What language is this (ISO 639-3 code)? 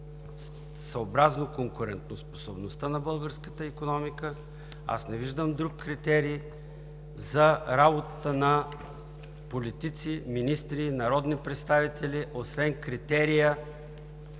bul